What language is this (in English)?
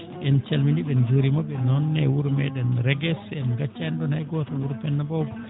Fula